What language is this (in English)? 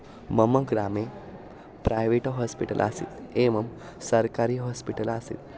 Sanskrit